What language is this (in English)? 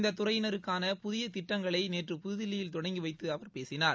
Tamil